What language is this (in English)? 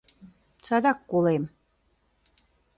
Mari